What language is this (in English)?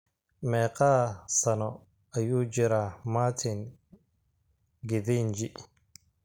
Somali